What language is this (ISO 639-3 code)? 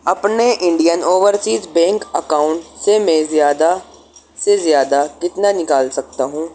urd